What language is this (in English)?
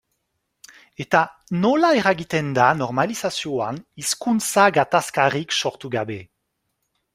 Basque